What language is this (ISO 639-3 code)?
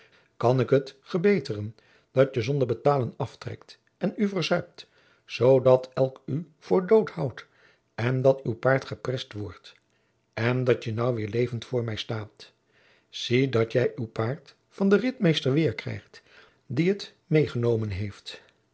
nld